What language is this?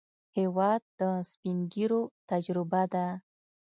Pashto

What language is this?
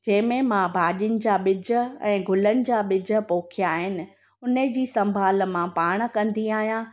Sindhi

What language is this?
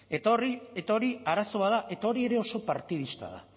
Basque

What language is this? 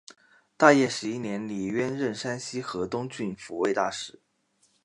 Chinese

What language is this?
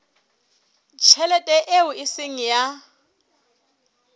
Southern Sotho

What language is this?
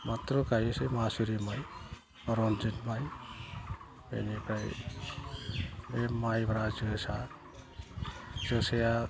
Bodo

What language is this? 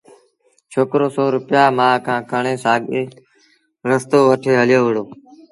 Sindhi Bhil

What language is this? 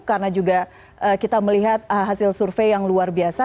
Indonesian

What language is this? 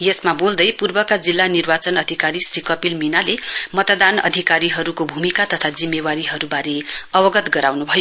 Nepali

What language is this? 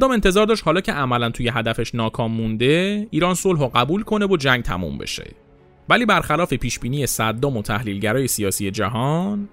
Persian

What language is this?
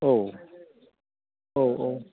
Bodo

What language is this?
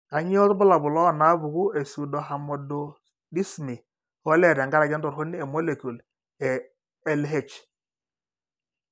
Masai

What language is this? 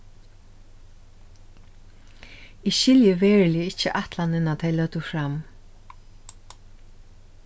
Faroese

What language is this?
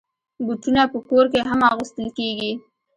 Pashto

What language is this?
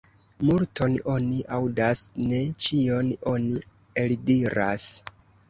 Esperanto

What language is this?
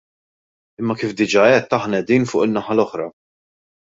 Maltese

